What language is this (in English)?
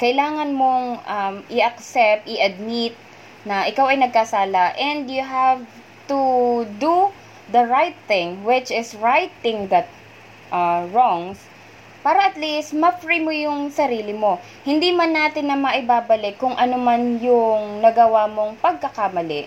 Filipino